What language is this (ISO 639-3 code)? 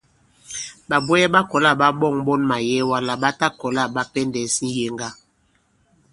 abb